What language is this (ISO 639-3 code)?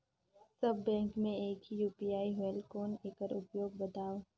hne